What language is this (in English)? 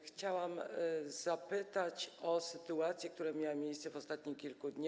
Polish